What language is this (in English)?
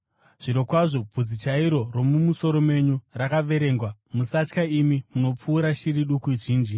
Shona